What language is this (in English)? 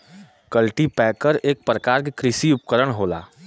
Bhojpuri